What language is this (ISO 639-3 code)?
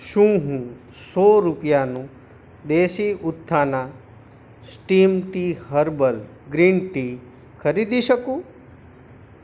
guj